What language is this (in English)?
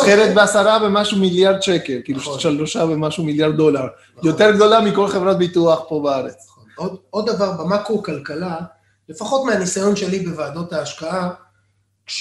Hebrew